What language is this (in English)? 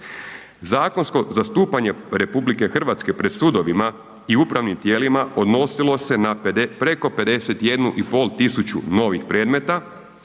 Croatian